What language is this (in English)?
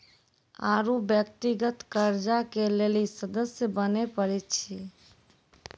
Maithili